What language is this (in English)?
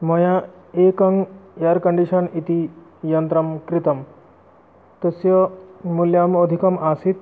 Sanskrit